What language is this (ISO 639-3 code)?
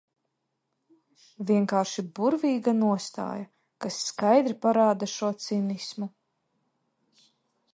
lav